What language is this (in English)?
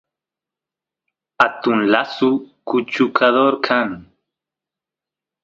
Santiago del Estero Quichua